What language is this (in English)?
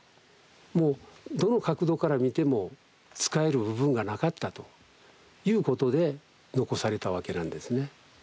Japanese